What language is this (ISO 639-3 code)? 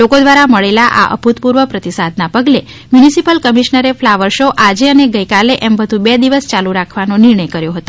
guj